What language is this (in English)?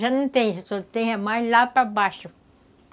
Portuguese